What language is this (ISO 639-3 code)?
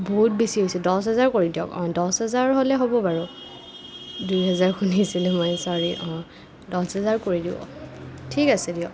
asm